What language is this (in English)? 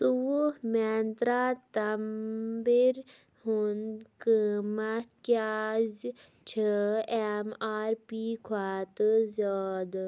Kashmiri